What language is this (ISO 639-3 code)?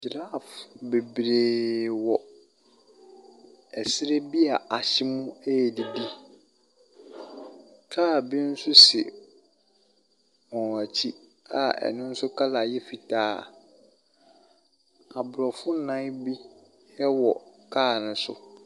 aka